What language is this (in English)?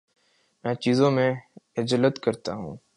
Urdu